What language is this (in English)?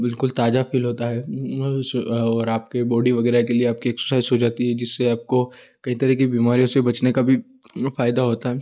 Hindi